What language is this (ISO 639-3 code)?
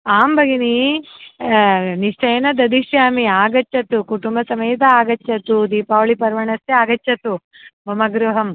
san